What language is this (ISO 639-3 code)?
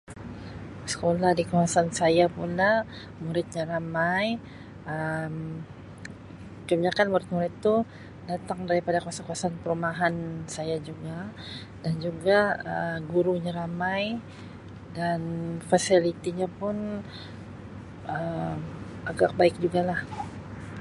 msi